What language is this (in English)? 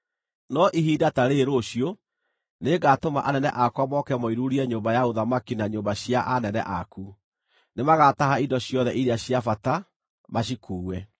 Kikuyu